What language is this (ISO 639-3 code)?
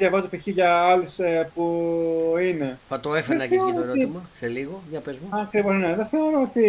ell